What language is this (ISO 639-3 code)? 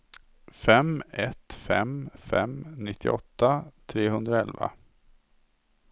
swe